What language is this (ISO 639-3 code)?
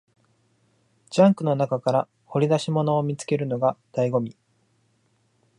jpn